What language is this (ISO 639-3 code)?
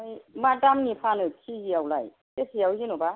brx